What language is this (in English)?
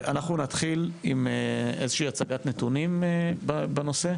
Hebrew